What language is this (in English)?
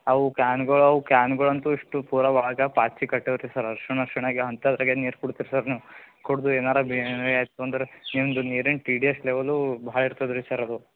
Kannada